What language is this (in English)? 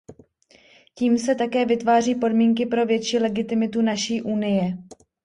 Czech